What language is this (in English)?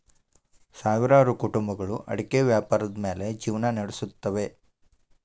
Kannada